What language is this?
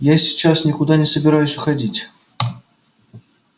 Russian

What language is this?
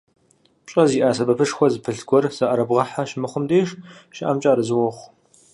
Kabardian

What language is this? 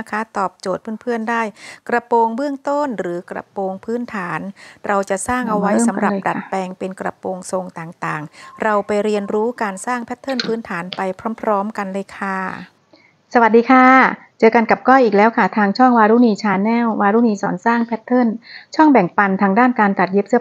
Thai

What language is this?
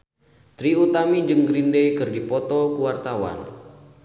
Sundanese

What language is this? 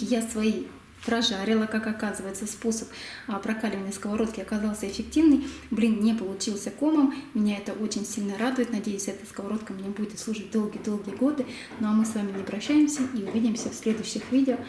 Russian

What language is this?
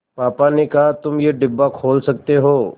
Hindi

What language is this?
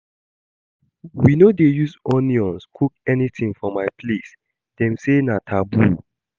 Nigerian Pidgin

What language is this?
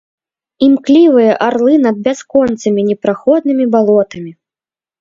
Belarusian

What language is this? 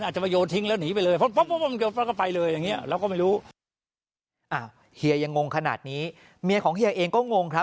Thai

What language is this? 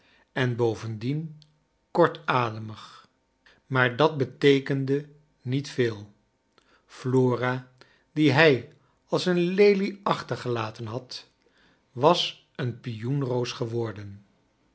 Dutch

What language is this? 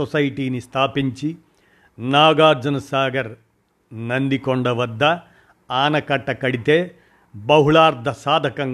Telugu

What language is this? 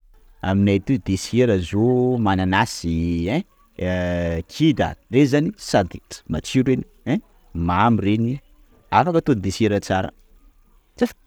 Sakalava Malagasy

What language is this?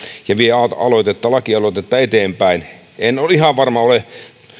Finnish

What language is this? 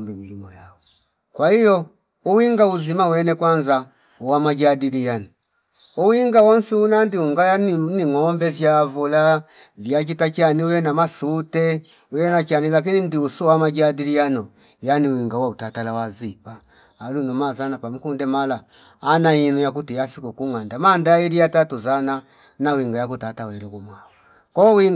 Fipa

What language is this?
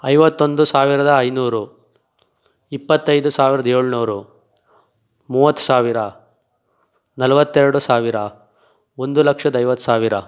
Kannada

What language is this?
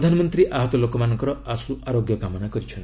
Odia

